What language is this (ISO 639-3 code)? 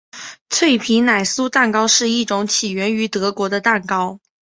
zho